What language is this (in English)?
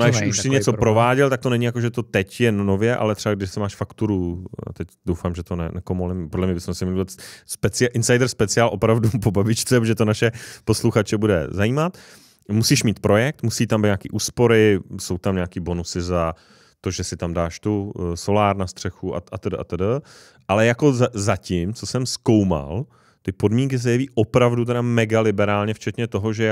Czech